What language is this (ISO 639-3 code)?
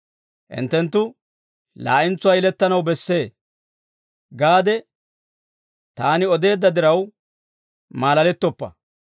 dwr